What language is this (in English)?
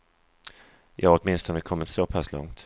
Swedish